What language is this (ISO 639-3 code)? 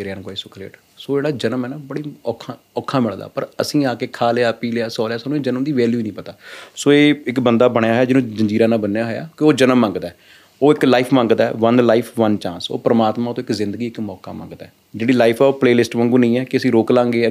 pan